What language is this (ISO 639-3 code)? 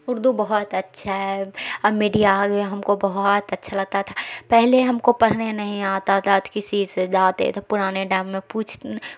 urd